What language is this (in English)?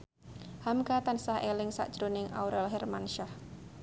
Javanese